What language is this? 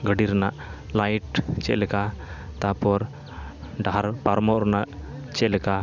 Santali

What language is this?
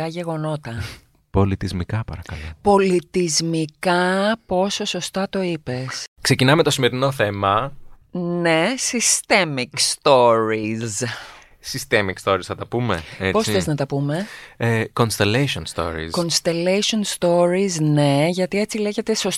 Greek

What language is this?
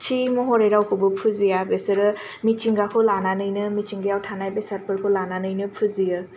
Bodo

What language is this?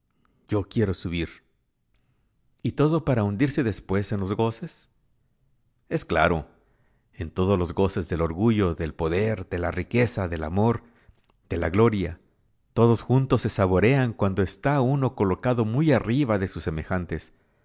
Spanish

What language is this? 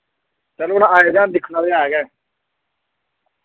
Dogri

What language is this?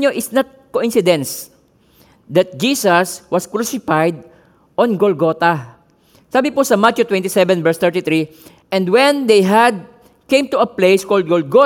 Filipino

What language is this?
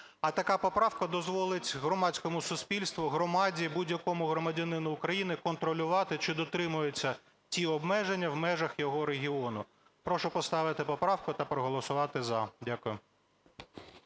Ukrainian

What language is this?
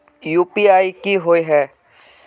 Magahi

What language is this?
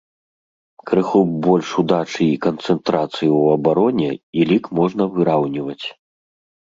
Belarusian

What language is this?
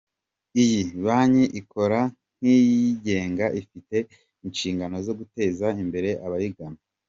Kinyarwanda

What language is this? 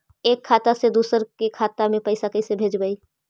Magahi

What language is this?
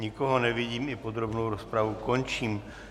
Czech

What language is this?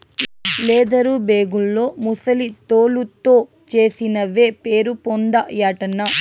Telugu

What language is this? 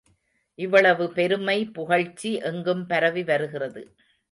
Tamil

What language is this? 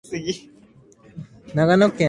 Japanese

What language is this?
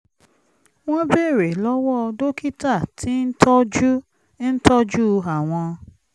Yoruba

